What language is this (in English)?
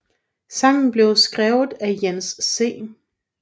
Danish